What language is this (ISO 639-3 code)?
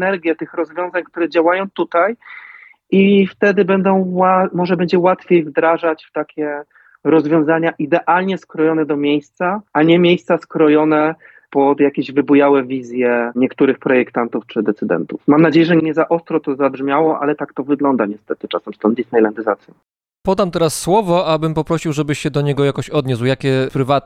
pol